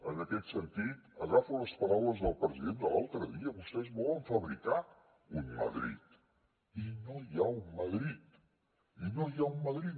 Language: Catalan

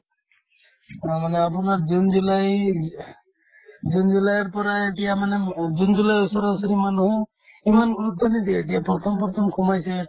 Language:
Assamese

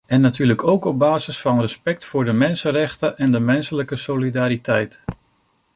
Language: Dutch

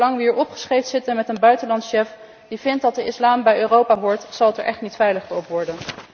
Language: Dutch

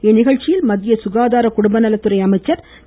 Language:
Tamil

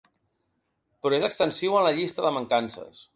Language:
Catalan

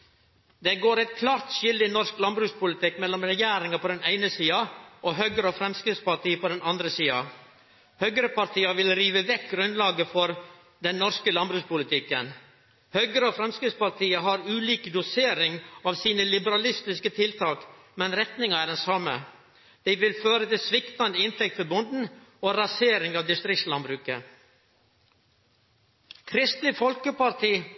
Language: Norwegian Nynorsk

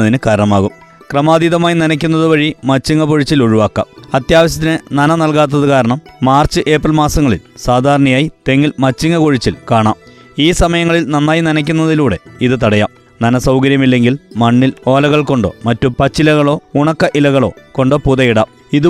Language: Malayalam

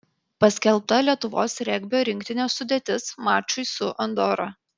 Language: Lithuanian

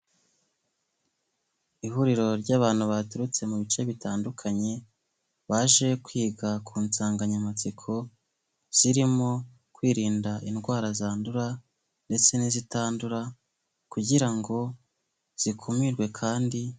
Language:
Kinyarwanda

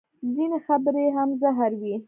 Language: Pashto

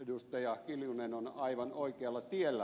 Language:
Finnish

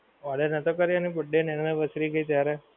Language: Gujarati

